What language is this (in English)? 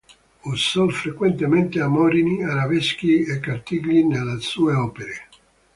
Italian